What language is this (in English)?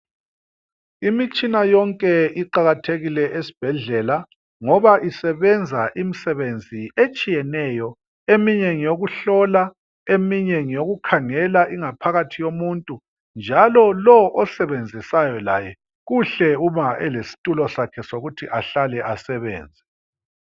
North Ndebele